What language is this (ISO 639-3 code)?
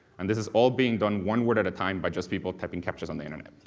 eng